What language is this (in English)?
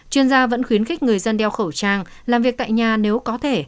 Vietnamese